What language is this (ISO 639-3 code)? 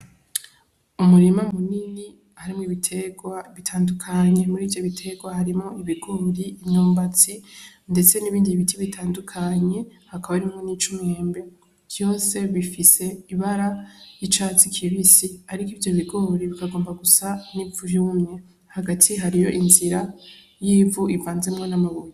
run